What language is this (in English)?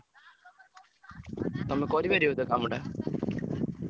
Odia